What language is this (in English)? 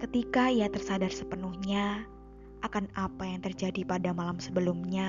Indonesian